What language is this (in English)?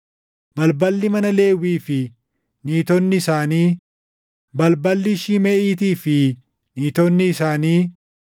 Oromo